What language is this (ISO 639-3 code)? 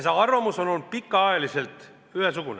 est